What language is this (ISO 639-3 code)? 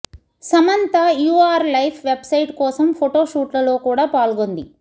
tel